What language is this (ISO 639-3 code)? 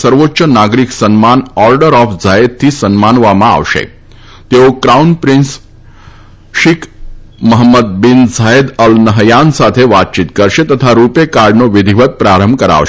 guj